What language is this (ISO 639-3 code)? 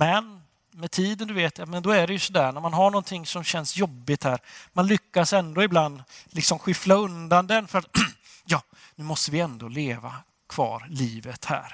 swe